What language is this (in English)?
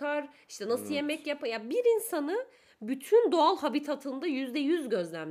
Turkish